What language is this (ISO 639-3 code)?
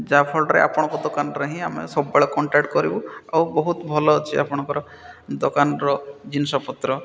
ori